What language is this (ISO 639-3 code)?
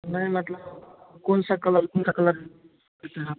hin